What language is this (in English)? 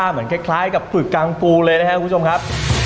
Thai